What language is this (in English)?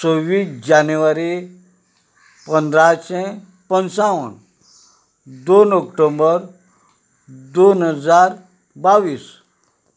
Konkani